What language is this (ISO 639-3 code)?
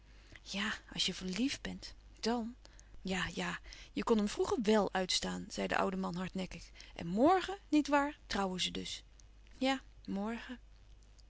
nld